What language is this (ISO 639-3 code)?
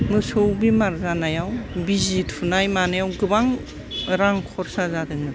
brx